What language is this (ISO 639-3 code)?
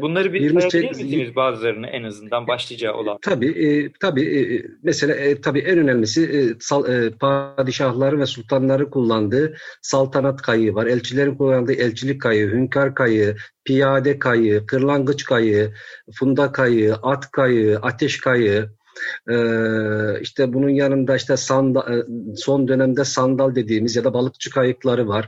tur